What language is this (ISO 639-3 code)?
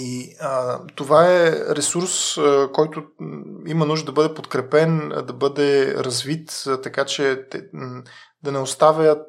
bul